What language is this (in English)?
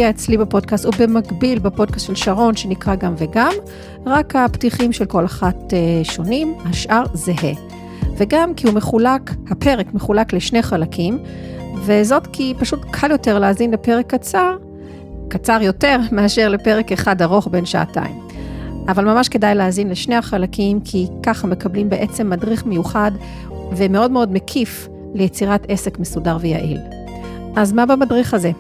Hebrew